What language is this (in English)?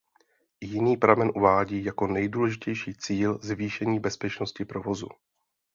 Czech